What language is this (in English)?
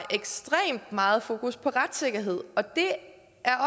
Danish